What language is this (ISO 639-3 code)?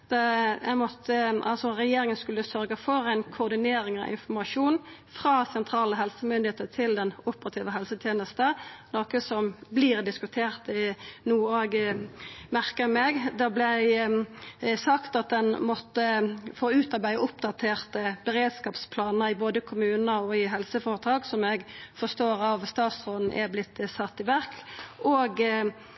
nno